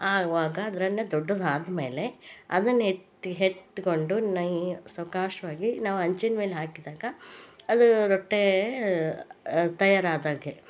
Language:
Kannada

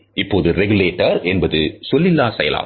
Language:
Tamil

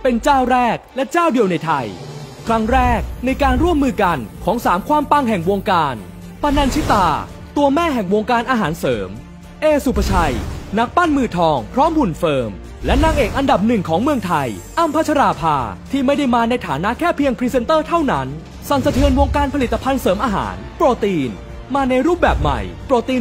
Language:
Thai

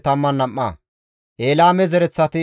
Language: Gamo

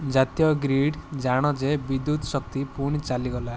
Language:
Odia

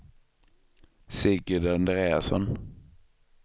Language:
Swedish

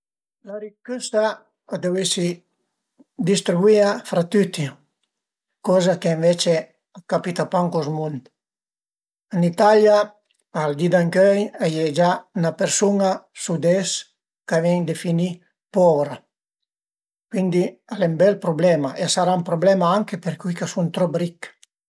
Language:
Piedmontese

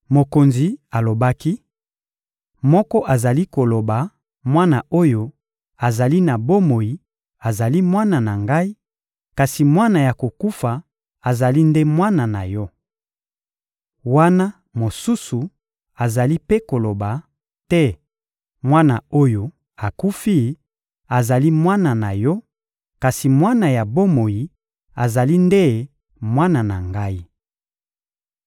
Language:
Lingala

